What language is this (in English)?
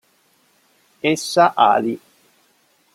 Italian